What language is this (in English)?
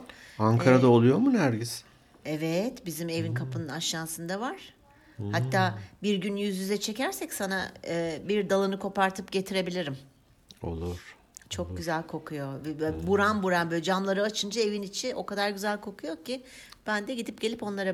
Turkish